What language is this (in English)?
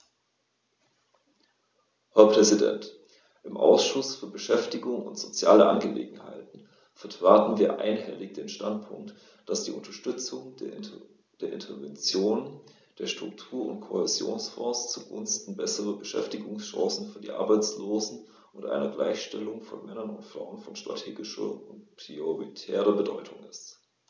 German